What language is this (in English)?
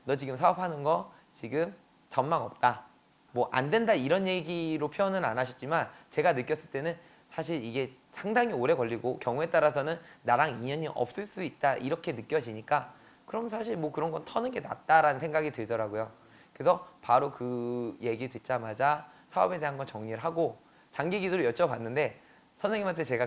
Korean